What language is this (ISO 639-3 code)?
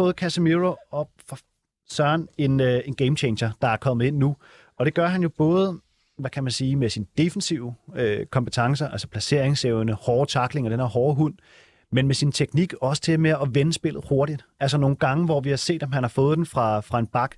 dan